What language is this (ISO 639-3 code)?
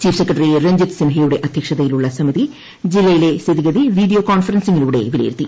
mal